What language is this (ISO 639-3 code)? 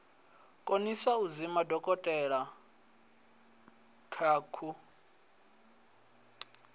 ven